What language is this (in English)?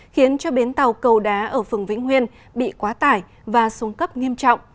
Vietnamese